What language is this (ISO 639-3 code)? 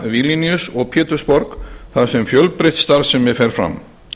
isl